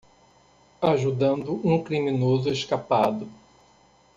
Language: Portuguese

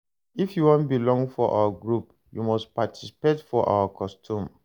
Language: Nigerian Pidgin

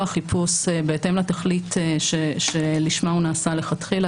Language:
Hebrew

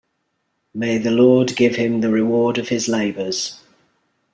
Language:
English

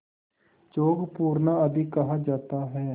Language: Hindi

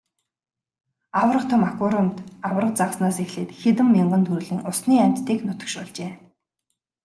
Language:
Mongolian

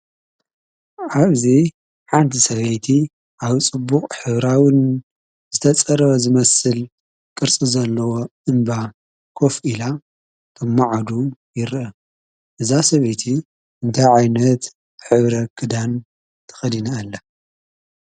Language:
Tigrinya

